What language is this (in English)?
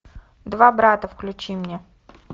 Russian